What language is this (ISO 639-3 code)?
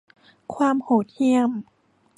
tha